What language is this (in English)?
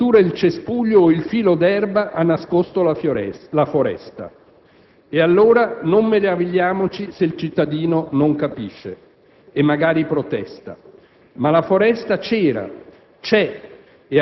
Italian